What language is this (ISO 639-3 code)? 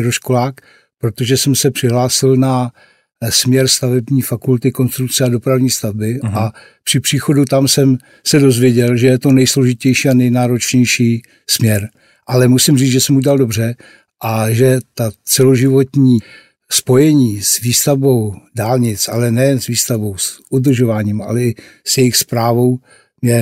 ces